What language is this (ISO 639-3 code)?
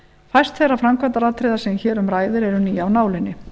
isl